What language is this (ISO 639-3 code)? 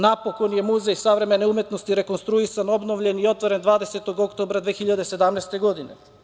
srp